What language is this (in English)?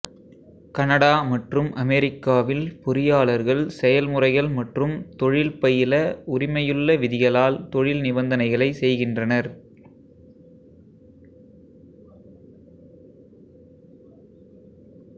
Tamil